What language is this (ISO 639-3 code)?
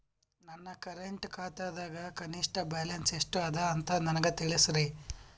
kan